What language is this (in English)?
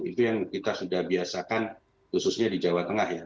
Indonesian